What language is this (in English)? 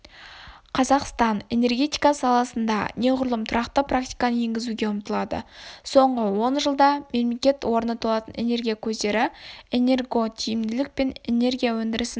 Kazakh